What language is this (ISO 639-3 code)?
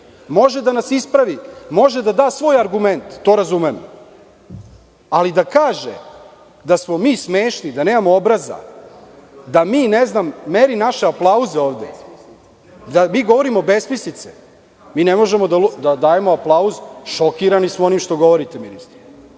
srp